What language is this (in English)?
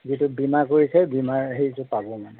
Assamese